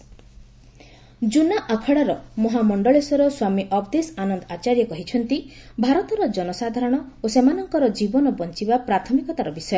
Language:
Odia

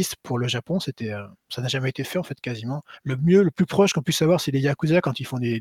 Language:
French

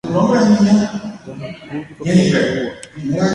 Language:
Guarani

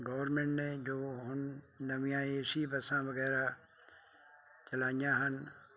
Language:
Punjabi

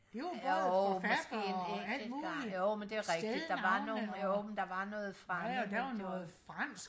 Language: Danish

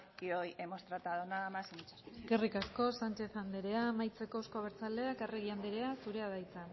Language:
Basque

